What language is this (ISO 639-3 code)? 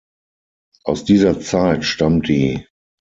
deu